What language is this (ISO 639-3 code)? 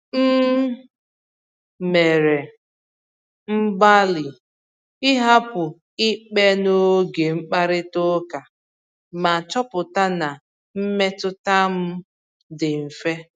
ibo